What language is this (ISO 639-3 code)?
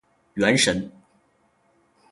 zho